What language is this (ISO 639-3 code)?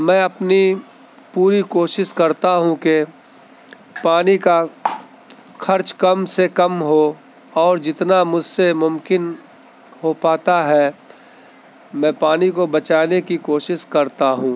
urd